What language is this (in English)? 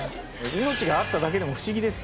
Japanese